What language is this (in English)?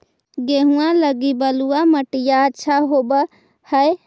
Magahi